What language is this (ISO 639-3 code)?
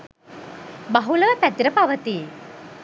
sin